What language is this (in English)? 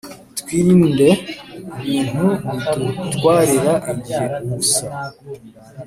Kinyarwanda